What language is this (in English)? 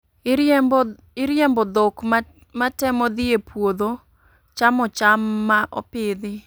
Luo (Kenya and Tanzania)